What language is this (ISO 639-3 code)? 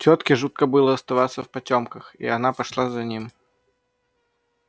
rus